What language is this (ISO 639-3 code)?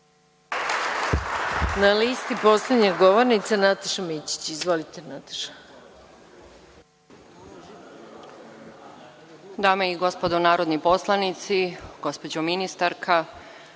srp